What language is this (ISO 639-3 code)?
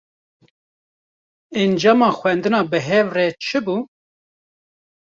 kur